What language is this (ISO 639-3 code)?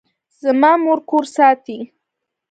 pus